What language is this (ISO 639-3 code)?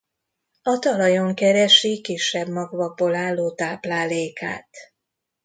hun